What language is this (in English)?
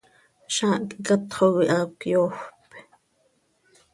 Seri